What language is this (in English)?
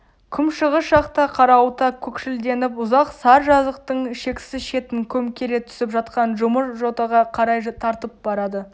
Kazakh